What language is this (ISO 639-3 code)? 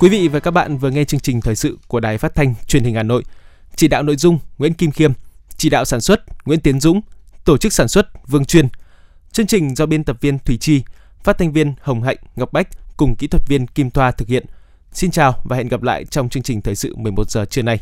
vie